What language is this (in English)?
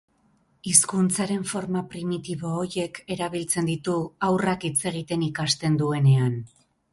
Basque